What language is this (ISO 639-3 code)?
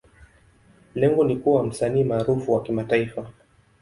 swa